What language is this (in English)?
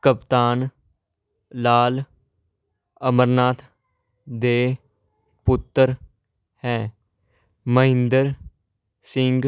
Punjabi